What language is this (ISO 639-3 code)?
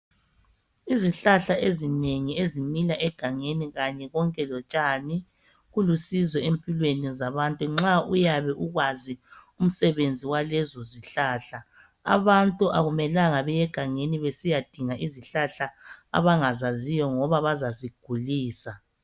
nde